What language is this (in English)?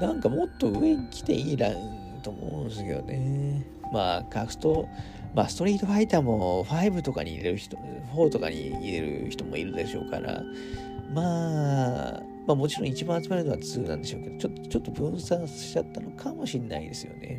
Japanese